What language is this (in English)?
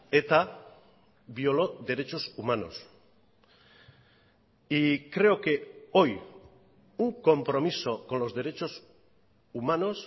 Spanish